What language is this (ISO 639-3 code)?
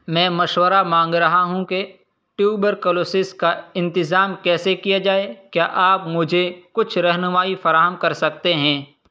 urd